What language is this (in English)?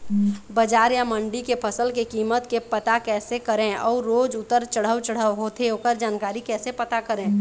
Chhattisgarhi